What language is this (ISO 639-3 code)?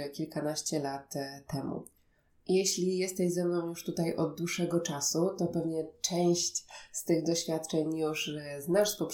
pol